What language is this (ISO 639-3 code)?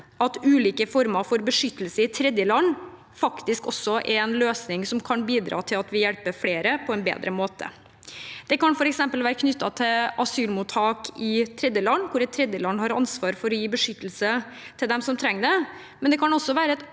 nor